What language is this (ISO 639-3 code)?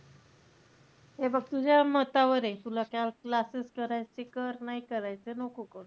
mar